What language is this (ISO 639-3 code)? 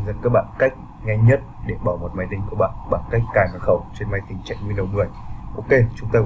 vie